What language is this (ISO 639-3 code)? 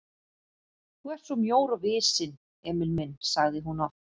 isl